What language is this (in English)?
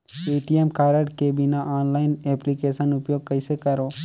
Chhattisgarhi